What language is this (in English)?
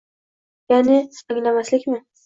Uzbek